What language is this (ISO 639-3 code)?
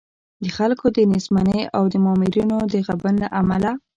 pus